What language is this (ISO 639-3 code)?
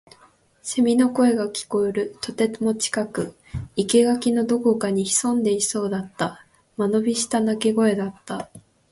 jpn